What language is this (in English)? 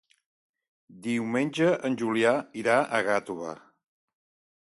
Catalan